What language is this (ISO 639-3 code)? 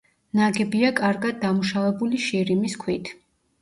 kat